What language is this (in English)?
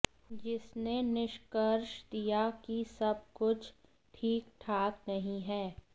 Hindi